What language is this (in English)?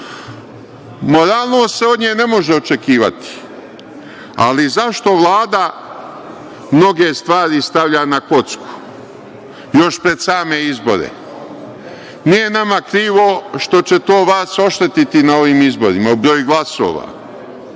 Serbian